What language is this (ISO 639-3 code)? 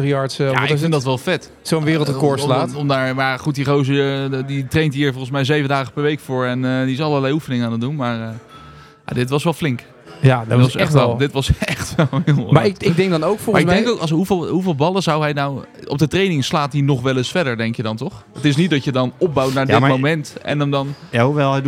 nld